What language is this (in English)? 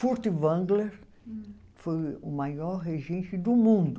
Portuguese